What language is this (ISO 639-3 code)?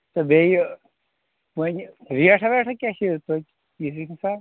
kas